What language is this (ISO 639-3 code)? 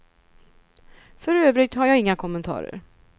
swe